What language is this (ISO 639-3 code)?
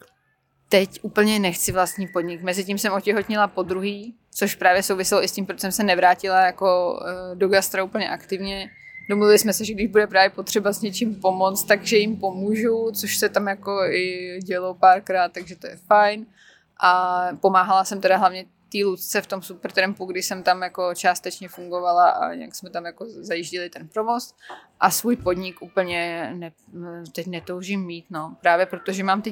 ces